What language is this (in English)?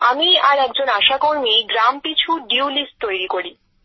Bangla